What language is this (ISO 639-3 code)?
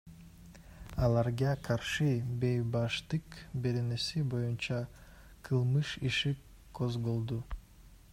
kir